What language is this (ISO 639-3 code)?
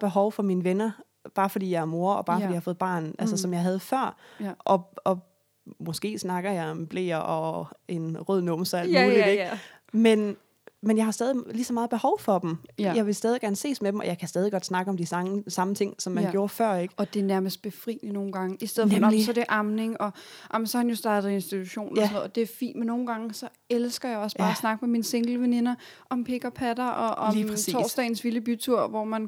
dan